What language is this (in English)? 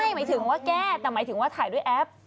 Thai